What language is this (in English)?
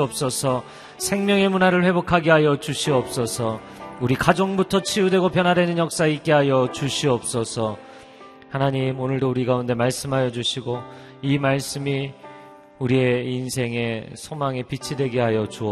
Korean